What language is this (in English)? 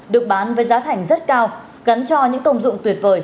Vietnamese